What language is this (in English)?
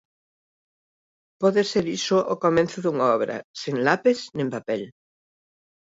Galician